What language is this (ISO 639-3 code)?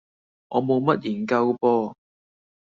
yue